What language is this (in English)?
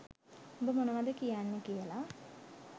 Sinhala